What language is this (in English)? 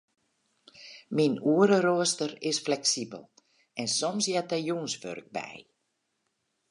Western Frisian